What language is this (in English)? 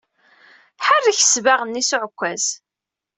Kabyle